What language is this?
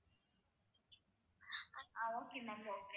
Tamil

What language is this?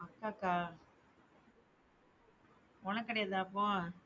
Tamil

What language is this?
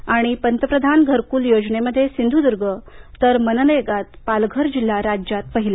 Marathi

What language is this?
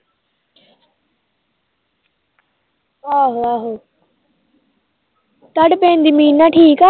Punjabi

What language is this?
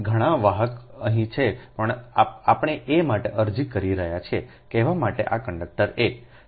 Gujarati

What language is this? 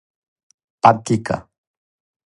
Serbian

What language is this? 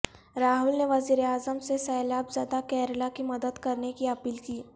Urdu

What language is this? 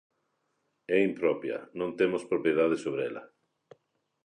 Galician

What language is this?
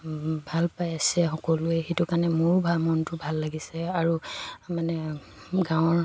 Assamese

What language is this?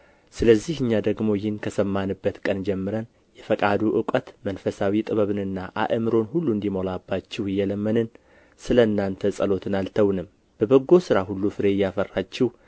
Amharic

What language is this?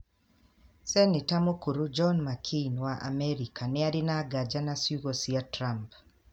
Kikuyu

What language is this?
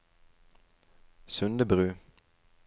Norwegian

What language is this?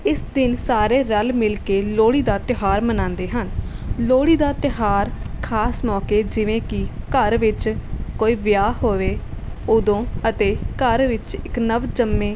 Punjabi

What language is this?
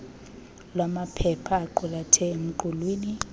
Xhosa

